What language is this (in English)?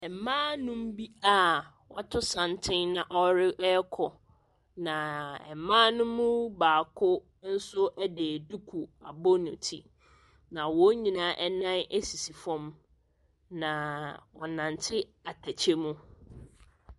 Akan